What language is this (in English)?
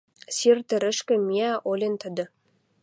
Western Mari